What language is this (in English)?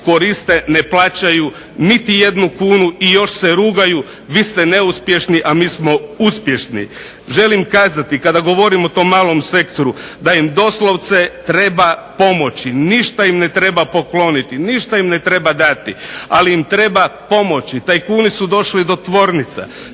Croatian